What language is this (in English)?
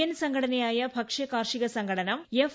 Malayalam